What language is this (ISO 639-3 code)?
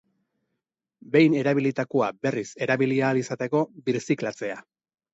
eus